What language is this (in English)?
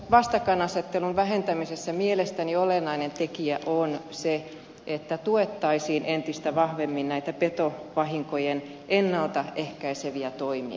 Finnish